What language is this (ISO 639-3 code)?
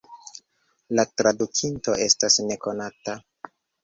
epo